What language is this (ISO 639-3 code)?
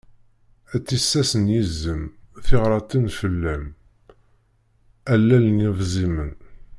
kab